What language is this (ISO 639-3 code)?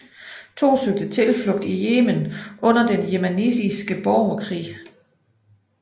dan